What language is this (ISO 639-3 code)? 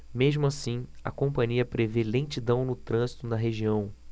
por